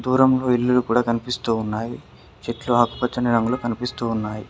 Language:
Telugu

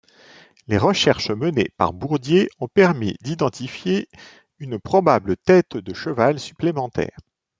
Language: French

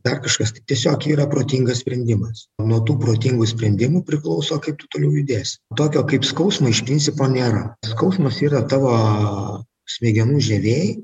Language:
Lithuanian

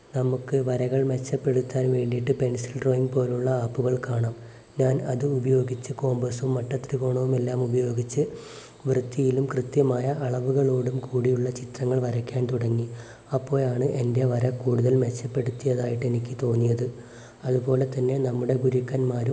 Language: Malayalam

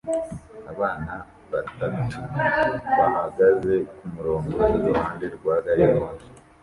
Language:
Kinyarwanda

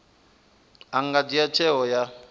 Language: Venda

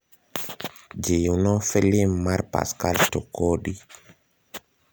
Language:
Luo (Kenya and Tanzania)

